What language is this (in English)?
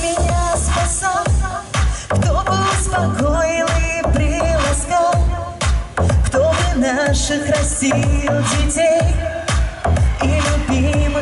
Arabic